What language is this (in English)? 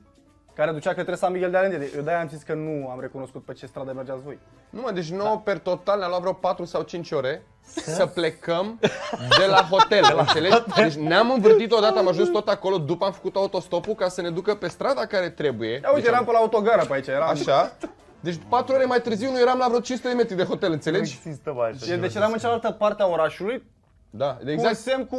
Romanian